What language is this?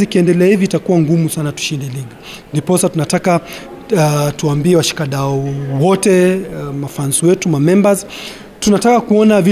Swahili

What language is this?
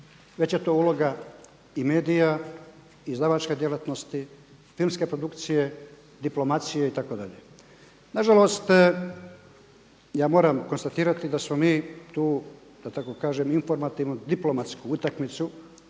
Croatian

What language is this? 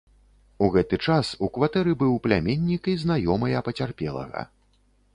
Belarusian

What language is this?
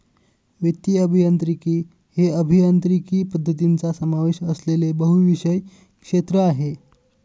Marathi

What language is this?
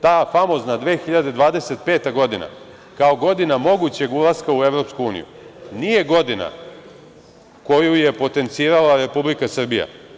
Serbian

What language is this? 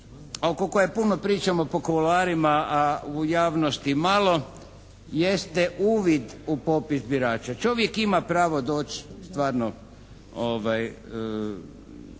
Croatian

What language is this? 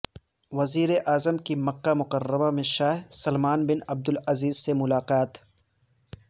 Urdu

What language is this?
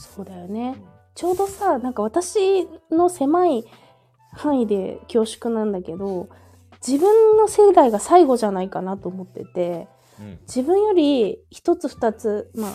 Japanese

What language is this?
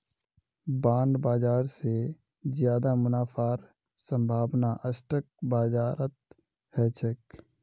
Magahi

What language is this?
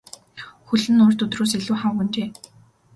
Mongolian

